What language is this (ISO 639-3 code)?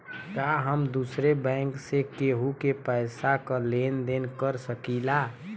bho